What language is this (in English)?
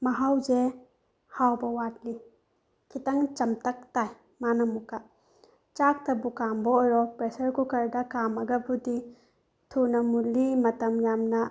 Manipuri